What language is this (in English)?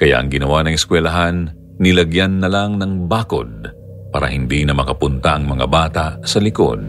Filipino